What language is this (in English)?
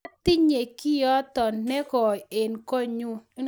Kalenjin